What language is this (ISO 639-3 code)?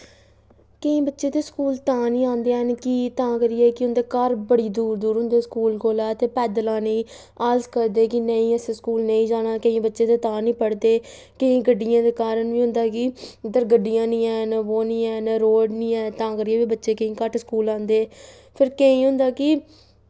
doi